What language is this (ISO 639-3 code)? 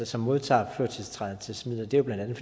dan